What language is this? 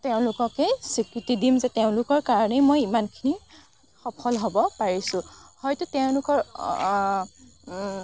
Assamese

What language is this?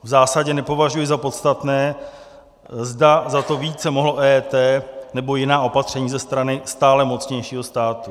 Czech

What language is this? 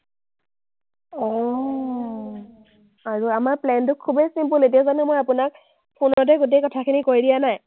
Assamese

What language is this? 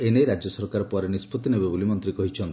Odia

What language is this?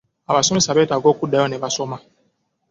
Ganda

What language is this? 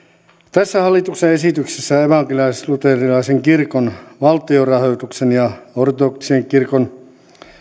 Finnish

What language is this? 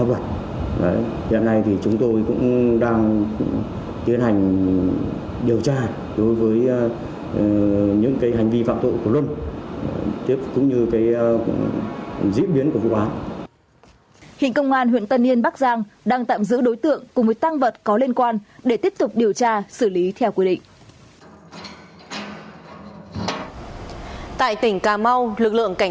Vietnamese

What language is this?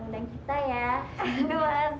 Indonesian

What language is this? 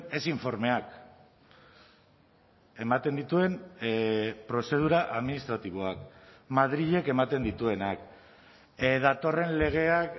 Basque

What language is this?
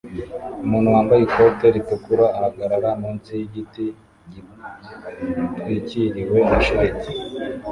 Kinyarwanda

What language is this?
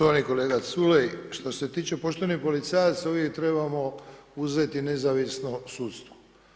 Croatian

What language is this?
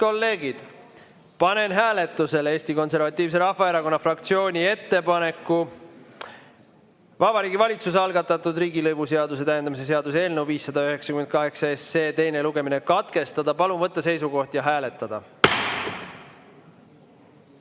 Estonian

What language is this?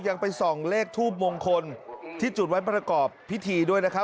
Thai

